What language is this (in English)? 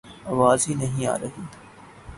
Urdu